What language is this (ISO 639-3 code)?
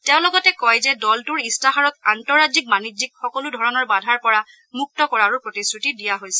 asm